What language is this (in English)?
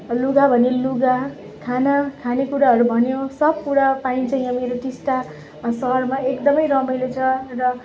Nepali